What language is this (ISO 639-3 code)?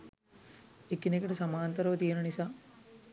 sin